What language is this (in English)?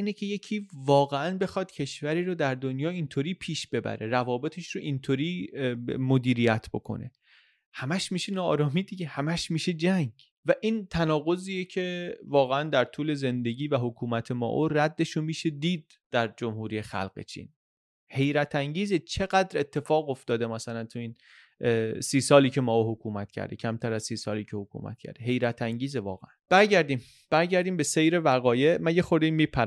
Persian